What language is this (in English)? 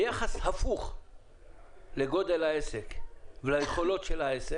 Hebrew